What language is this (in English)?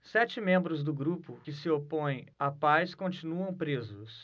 Portuguese